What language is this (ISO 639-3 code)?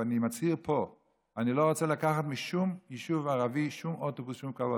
heb